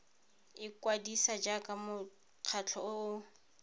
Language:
Tswana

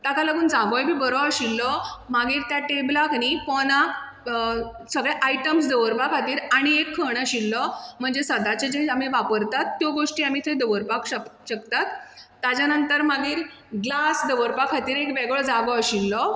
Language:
Konkani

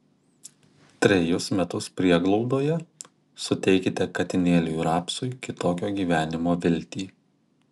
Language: Lithuanian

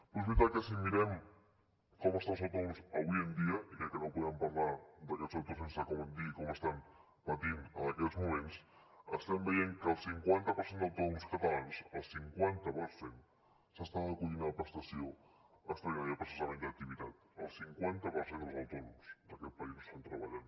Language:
Catalan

